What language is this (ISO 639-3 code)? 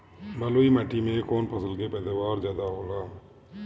bho